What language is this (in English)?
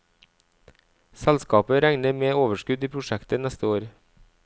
Norwegian